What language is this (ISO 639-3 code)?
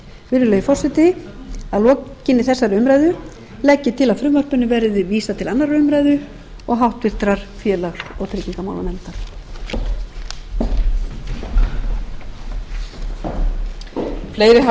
isl